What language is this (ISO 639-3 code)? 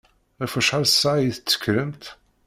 kab